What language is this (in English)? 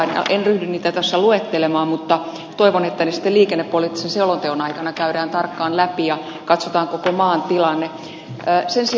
Finnish